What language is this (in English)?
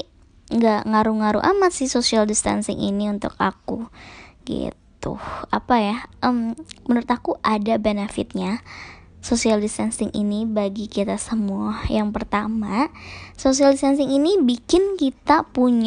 Indonesian